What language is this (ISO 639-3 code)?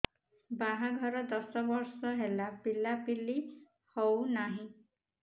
ori